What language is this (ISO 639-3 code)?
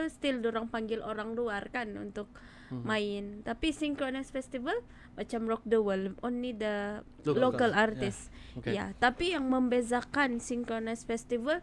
msa